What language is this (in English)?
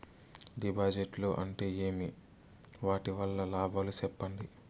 Telugu